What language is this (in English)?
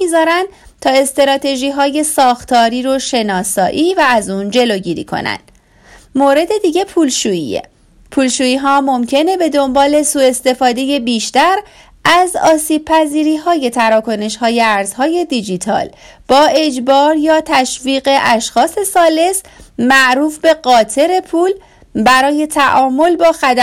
Persian